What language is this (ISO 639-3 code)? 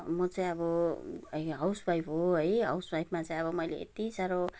nep